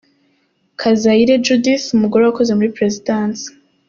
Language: Kinyarwanda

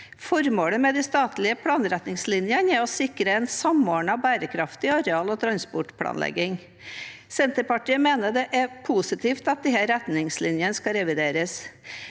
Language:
Norwegian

